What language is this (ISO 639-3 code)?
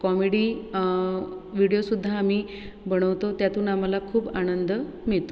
mar